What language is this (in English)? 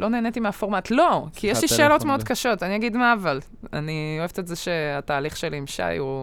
Hebrew